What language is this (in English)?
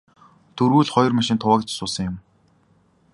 Mongolian